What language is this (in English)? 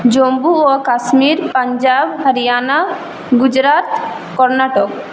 Bangla